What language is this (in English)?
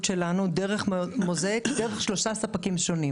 Hebrew